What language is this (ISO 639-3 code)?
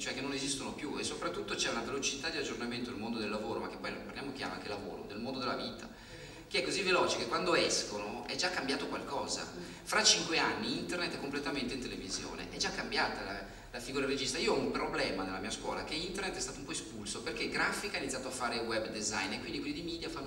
ita